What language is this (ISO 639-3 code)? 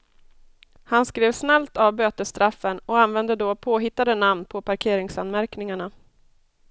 swe